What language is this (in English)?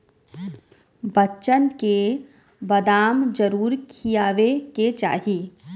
Bhojpuri